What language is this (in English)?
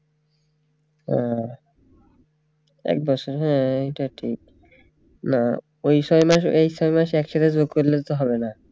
Bangla